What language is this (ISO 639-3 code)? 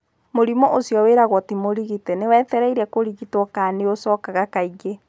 kik